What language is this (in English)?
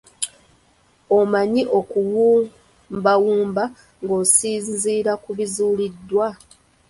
Ganda